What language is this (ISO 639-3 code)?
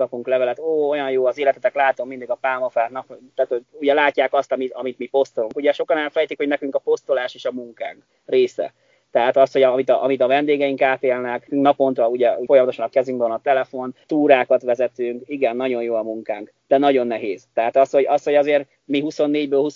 hun